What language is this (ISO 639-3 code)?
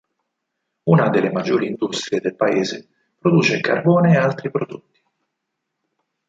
ita